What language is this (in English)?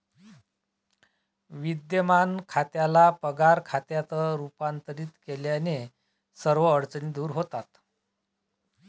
Marathi